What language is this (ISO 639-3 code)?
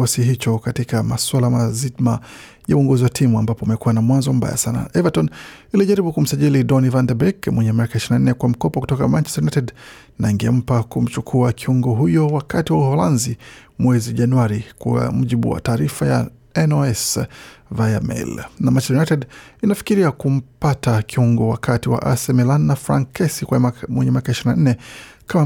swa